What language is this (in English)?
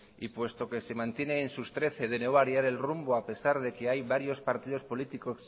Spanish